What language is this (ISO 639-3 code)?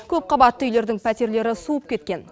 kaz